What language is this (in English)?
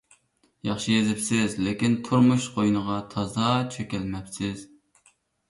Uyghur